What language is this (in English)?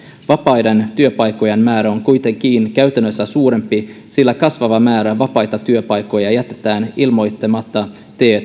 Finnish